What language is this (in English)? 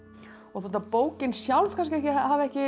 Icelandic